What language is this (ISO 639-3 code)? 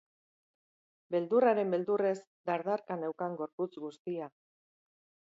eus